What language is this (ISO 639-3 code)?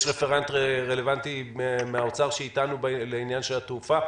heb